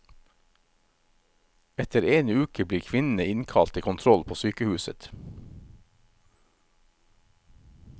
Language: Norwegian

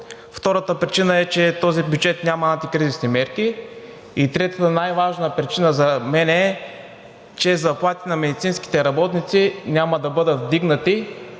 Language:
Bulgarian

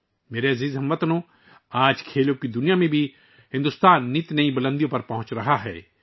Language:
Urdu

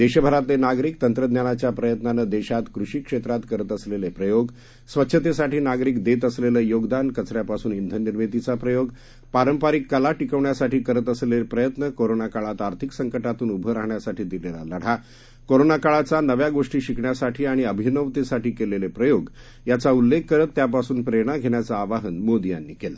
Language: Marathi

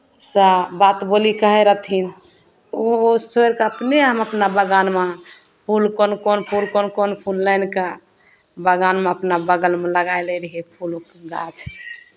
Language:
Maithili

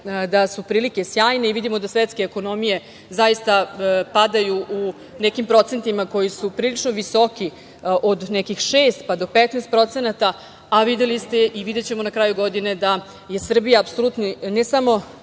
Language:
Serbian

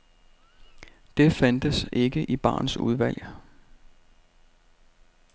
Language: Danish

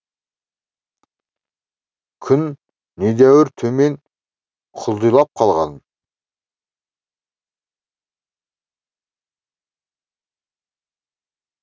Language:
Kazakh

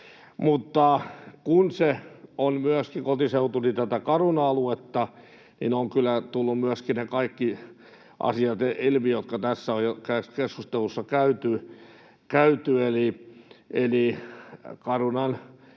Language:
Finnish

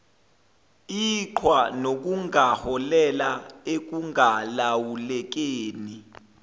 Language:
Zulu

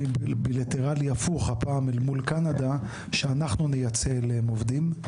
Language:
Hebrew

